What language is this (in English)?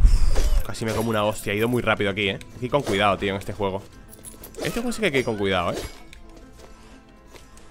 Spanish